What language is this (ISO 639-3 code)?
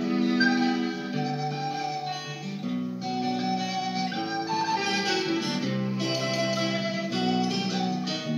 tur